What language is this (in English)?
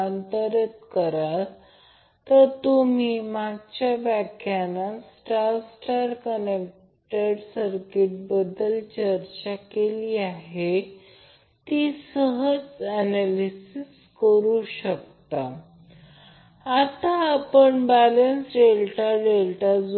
Marathi